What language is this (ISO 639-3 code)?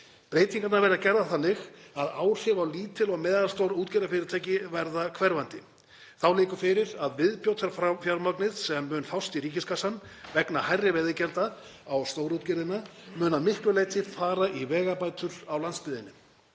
isl